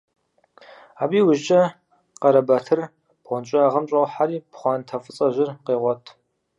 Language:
Kabardian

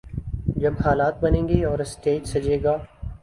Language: Urdu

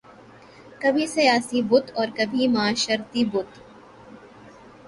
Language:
Urdu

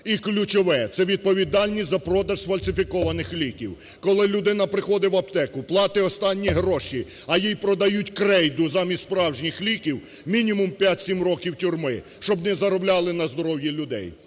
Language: Ukrainian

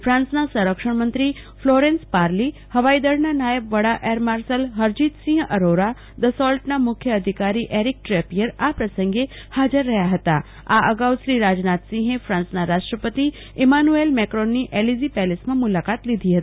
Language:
Gujarati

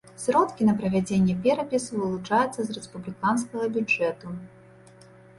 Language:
Belarusian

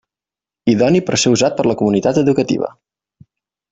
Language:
Catalan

